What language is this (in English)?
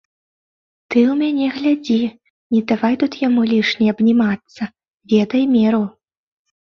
Belarusian